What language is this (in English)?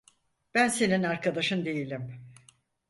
Turkish